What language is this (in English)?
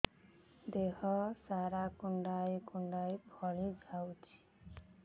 Odia